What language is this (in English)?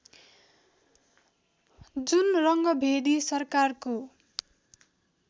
Nepali